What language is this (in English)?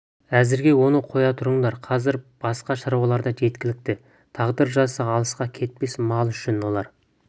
Kazakh